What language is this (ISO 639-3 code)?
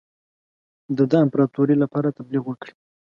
pus